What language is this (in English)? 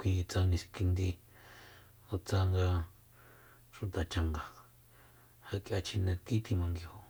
Soyaltepec Mazatec